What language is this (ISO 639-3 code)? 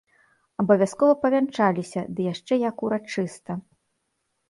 bel